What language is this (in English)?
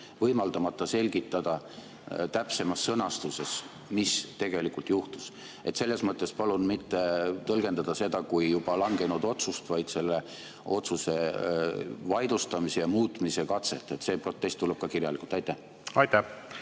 Estonian